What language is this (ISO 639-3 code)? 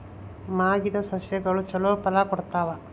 kan